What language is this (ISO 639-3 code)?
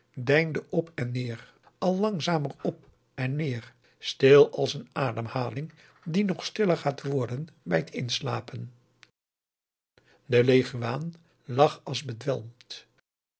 nld